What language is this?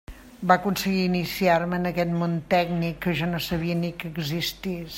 Catalan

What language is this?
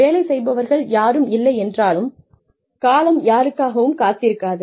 Tamil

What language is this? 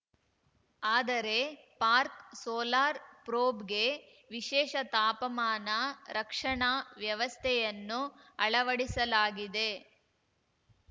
Kannada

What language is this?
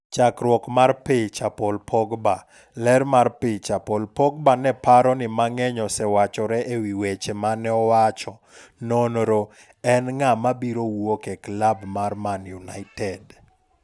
Luo (Kenya and Tanzania)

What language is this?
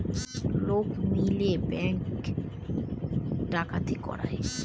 Bangla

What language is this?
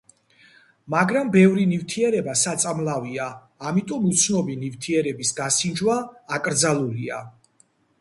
Georgian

